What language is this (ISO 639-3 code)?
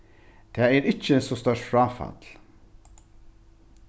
fao